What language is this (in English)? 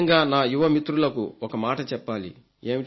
Telugu